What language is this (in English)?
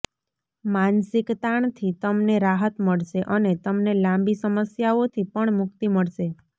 Gujarati